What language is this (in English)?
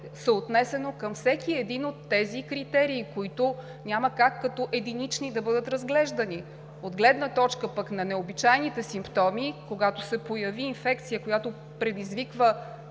Bulgarian